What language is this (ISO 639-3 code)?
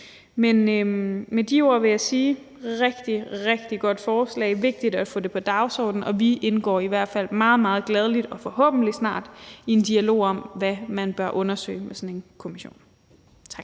dan